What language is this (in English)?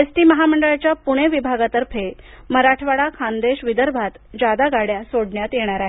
Marathi